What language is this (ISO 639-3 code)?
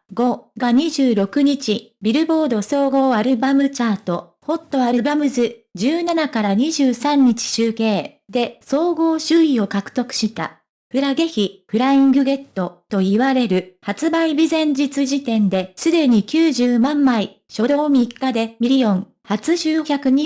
jpn